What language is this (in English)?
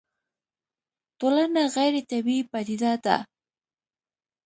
Pashto